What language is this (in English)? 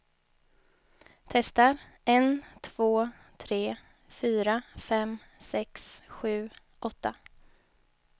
Swedish